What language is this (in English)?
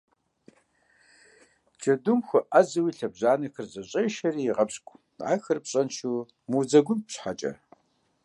Kabardian